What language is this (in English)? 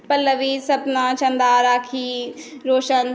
Maithili